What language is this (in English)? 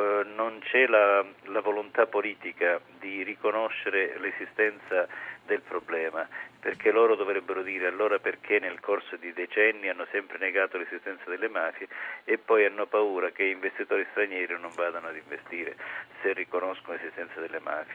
Italian